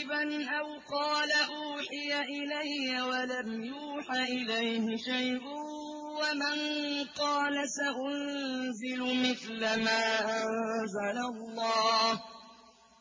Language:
Arabic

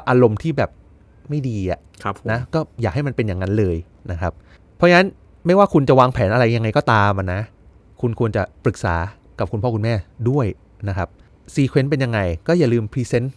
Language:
Thai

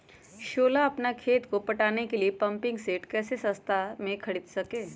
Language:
Magahi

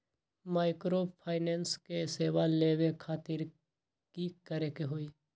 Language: Magahi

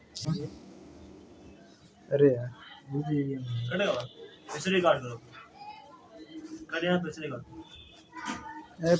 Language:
Bhojpuri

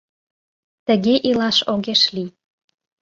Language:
Mari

